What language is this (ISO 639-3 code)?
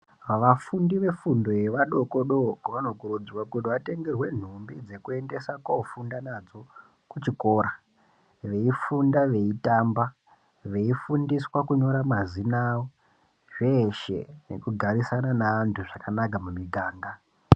ndc